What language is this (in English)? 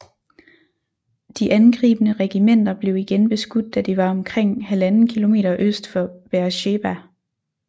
Danish